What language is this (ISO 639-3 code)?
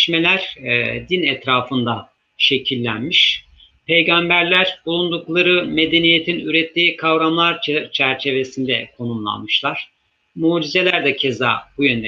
tur